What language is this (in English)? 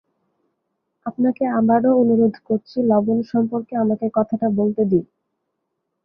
Bangla